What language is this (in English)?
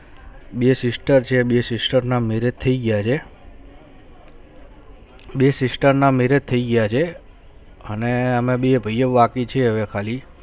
Gujarati